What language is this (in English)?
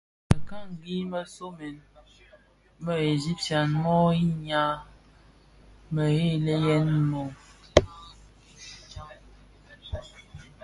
Bafia